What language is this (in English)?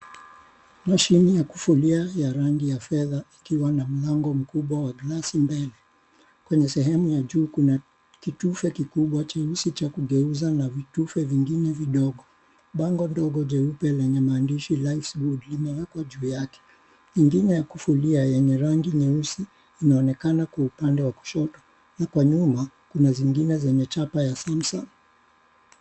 Swahili